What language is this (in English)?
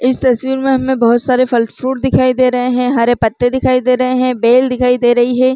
Chhattisgarhi